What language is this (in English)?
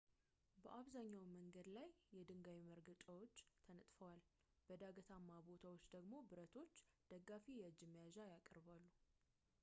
Amharic